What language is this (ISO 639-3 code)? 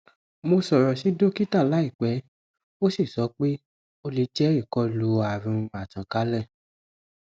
yor